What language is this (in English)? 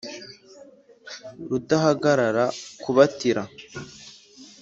Kinyarwanda